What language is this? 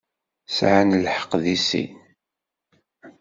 Kabyle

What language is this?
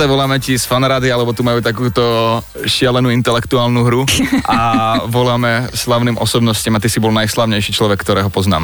Slovak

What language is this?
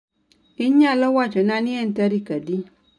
Luo (Kenya and Tanzania)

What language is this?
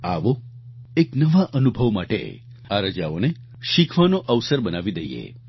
Gujarati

